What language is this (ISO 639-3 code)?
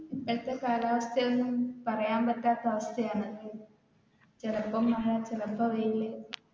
mal